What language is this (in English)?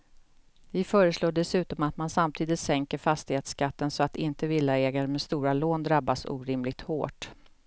Swedish